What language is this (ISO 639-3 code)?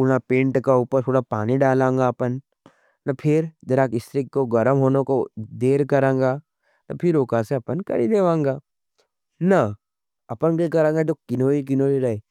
noe